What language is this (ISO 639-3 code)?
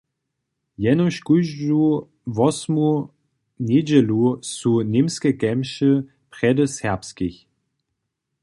hsb